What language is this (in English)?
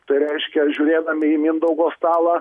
Lithuanian